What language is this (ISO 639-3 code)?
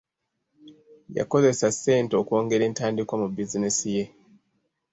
lug